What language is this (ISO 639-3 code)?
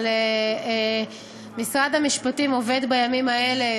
heb